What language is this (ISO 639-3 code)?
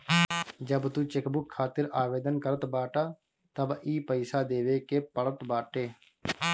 bho